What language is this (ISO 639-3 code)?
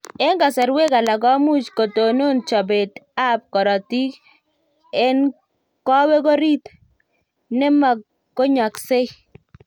kln